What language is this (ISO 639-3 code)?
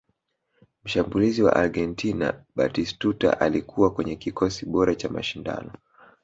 swa